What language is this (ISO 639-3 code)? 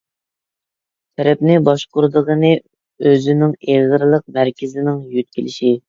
uig